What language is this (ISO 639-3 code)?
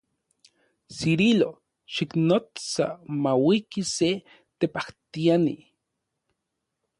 ncx